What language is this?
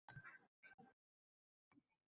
Uzbek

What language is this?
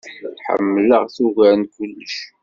Kabyle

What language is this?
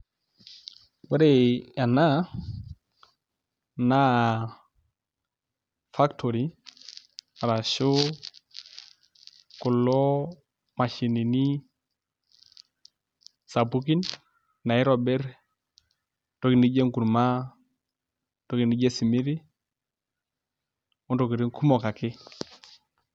Masai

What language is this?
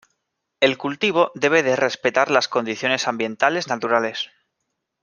Spanish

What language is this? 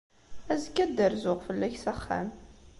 Kabyle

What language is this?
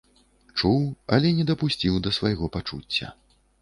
Belarusian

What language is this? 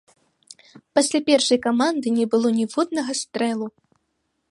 Belarusian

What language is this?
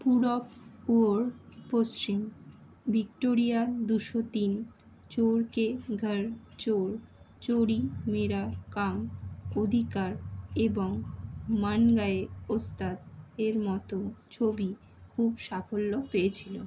Bangla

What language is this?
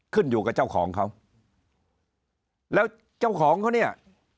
Thai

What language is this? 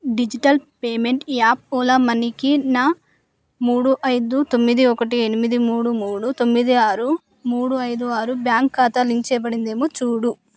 Telugu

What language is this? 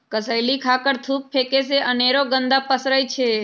Magahi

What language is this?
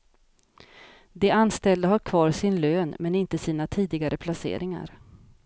Swedish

